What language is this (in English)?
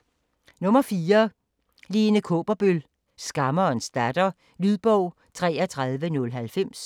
Danish